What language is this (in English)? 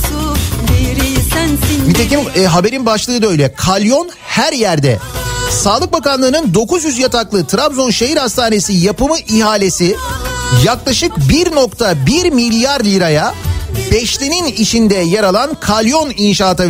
Turkish